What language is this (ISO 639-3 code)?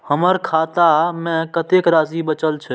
mai